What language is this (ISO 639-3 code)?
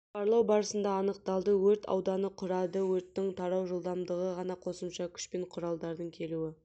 kaz